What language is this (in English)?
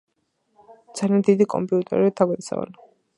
Georgian